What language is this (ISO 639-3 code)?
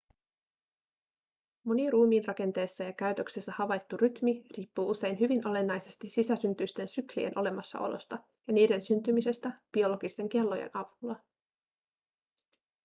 fin